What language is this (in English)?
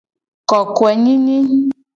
Gen